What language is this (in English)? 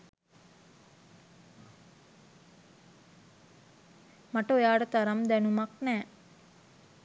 Sinhala